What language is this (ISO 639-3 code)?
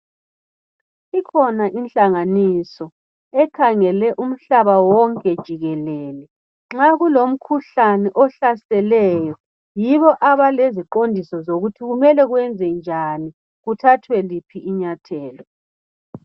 nde